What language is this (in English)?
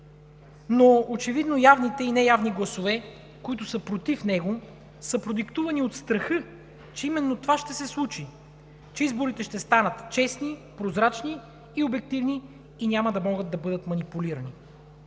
Bulgarian